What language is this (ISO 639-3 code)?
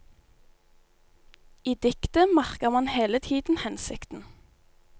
nor